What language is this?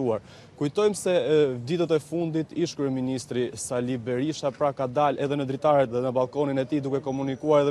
Romanian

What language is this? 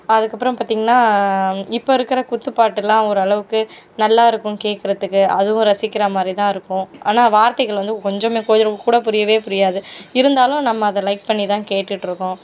Tamil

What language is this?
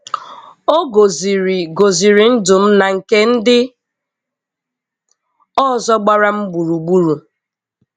Igbo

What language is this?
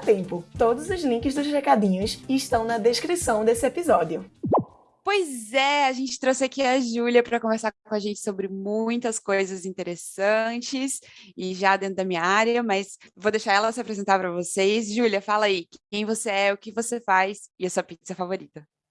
Portuguese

